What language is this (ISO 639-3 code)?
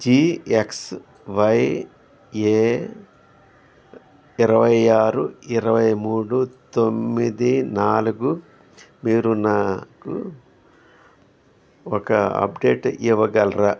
tel